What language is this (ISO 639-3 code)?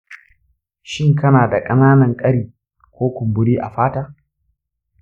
hau